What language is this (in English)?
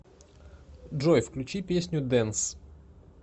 Russian